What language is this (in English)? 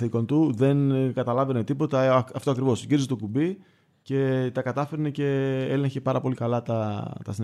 Greek